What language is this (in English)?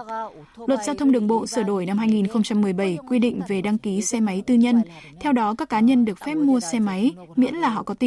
Vietnamese